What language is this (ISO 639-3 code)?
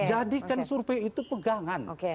ind